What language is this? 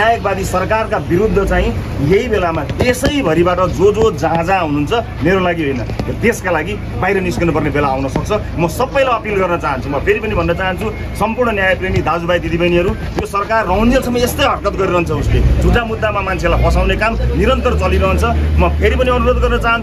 Indonesian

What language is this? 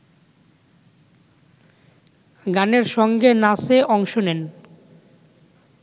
Bangla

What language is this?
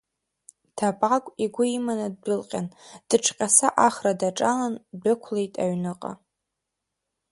Abkhazian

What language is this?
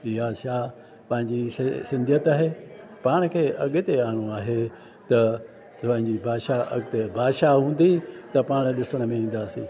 Sindhi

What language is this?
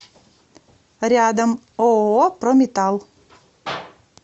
Russian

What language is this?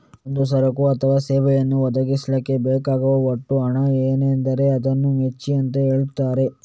Kannada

